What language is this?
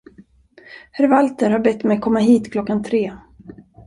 Swedish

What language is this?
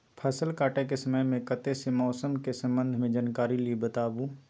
Maithili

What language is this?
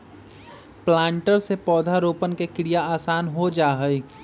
Magahi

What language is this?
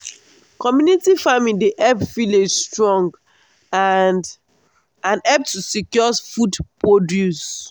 Nigerian Pidgin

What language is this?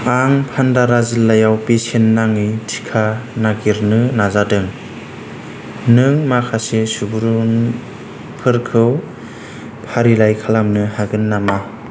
Bodo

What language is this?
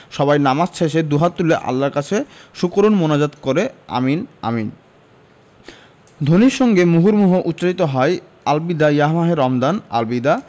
Bangla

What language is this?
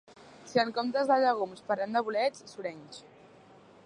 Catalan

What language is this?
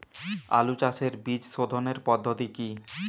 Bangla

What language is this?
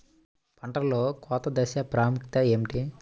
Telugu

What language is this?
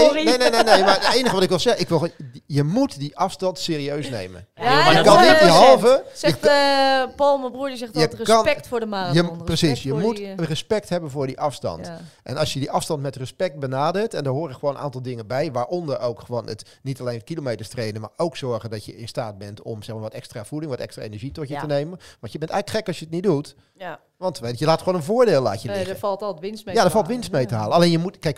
Dutch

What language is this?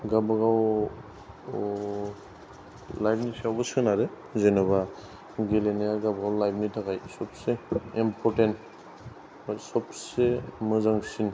Bodo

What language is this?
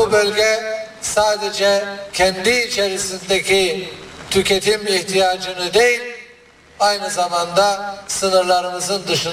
Turkish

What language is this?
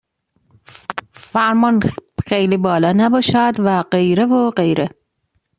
Persian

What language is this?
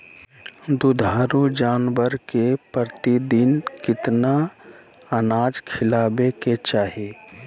Magahi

